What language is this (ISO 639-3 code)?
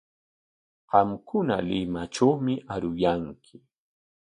qwa